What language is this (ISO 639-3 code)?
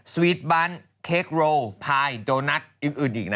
tha